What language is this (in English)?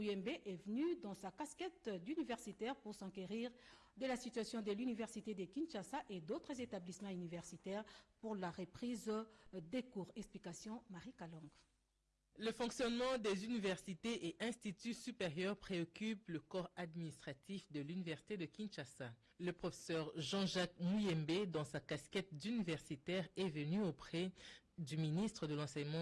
French